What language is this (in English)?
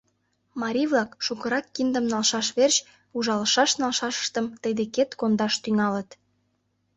Mari